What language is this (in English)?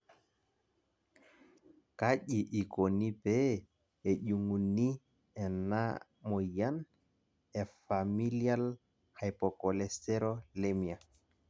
Masai